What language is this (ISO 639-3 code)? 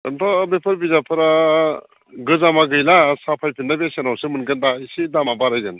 brx